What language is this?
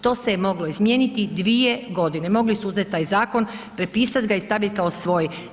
Croatian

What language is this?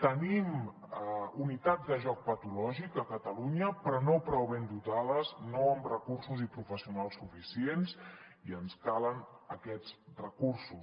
Catalan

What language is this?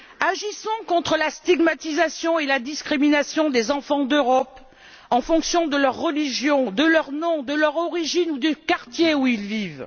French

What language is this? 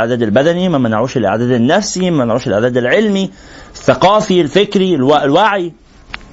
Arabic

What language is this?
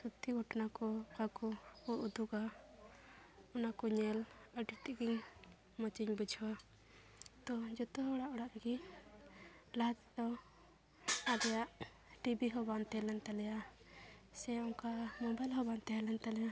Santali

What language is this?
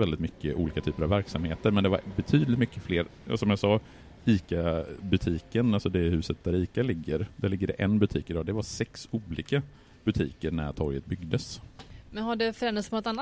Swedish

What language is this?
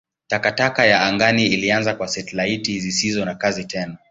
Swahili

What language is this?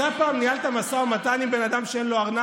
Hebrew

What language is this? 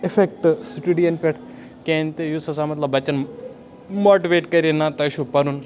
Kashmiri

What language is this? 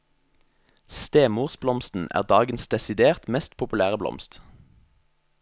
Norwegian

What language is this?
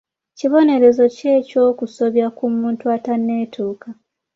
Ganda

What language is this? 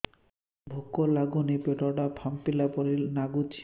Odia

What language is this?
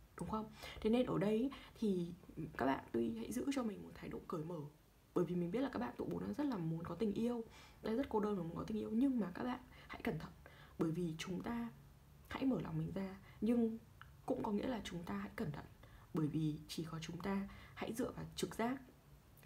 Vietnamese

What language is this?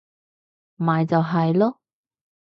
Cantonese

